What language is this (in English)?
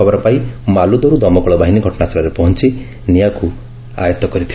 Odia